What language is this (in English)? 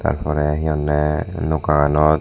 Chakma